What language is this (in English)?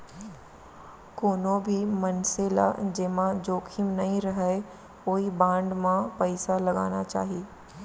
Chhattisgarhi